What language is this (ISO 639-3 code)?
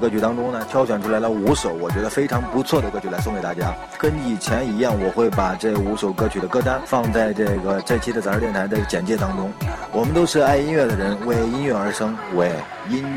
zho